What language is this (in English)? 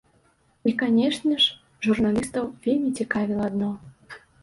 Belarusian